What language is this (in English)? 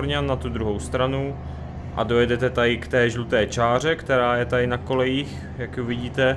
Czech